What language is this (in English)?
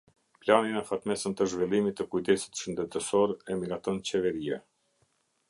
Albanian